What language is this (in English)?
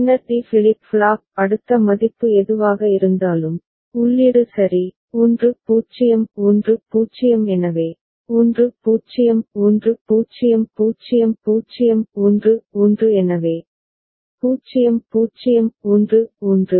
Tamil